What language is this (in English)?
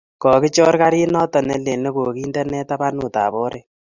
Kalenjin